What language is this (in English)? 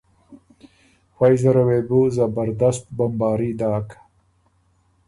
Ormuri